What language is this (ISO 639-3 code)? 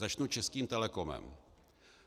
ces